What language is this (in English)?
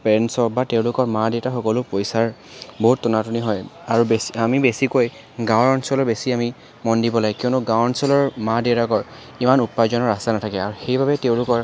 Assamese